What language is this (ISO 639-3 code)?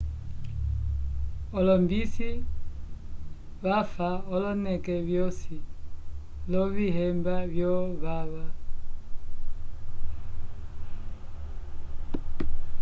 umb